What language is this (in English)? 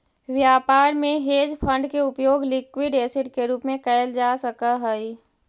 Magahi